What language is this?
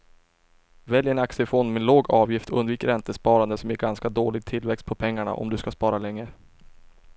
Swedish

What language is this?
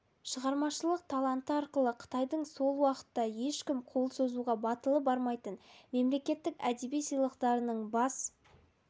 Kazakh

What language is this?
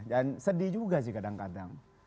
Indonesian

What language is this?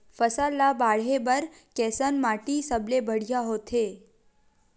Chhattisgarhi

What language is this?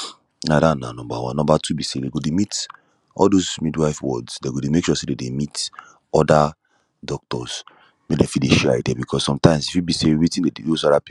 Nigerian Pidgin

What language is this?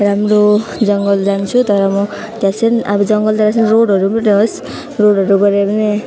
Nepali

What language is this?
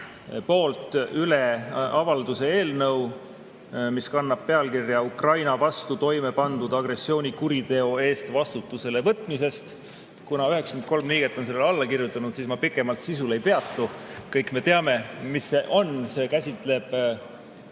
Estonian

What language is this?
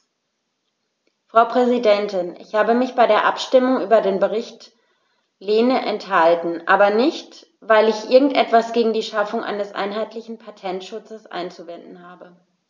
German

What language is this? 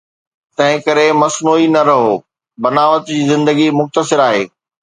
Sindhi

